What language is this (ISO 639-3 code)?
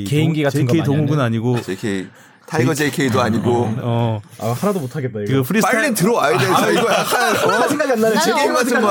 kor